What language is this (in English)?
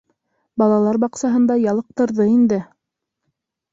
Bashkir